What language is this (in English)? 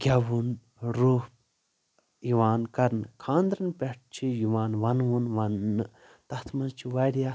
Kashmiri